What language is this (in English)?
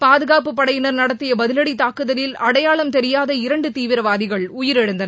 Tamil